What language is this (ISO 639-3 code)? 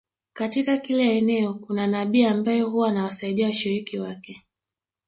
swa